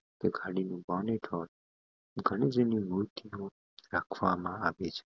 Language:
Gujarati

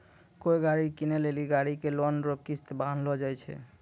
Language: Maithili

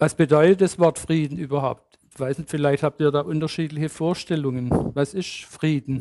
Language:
German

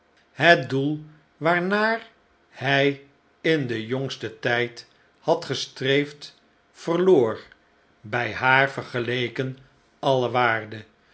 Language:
Dutch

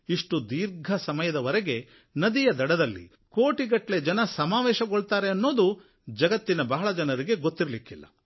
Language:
Kannada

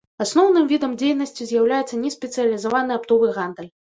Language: Belarusian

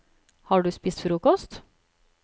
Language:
Norwegian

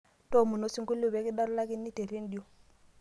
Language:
Masai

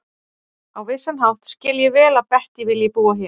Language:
Icelandic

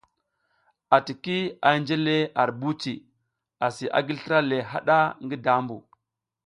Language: South Giziga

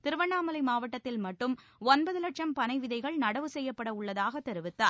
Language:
Tamil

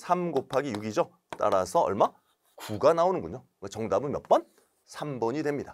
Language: Korean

